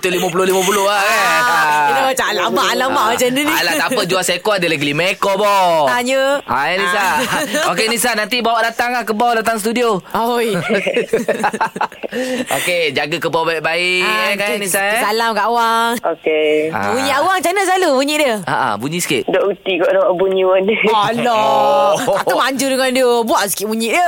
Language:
Malay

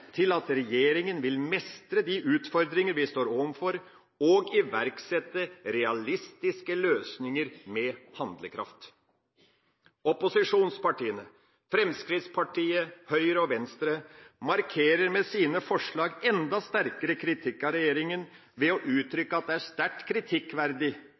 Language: Norwegian Bokmål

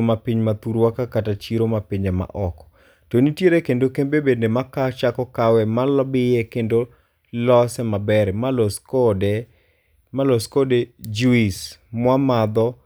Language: Luo (Kenya and Tanzania)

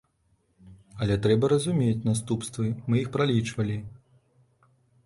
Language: Belarusian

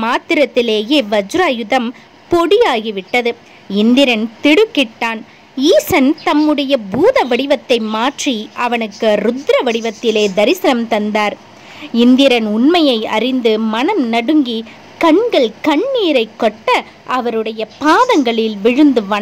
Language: Tamil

